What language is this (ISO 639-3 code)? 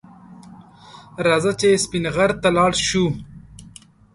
pus